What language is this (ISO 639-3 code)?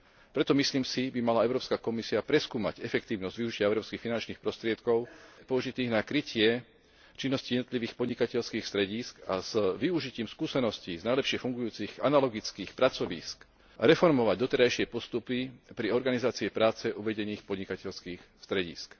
slk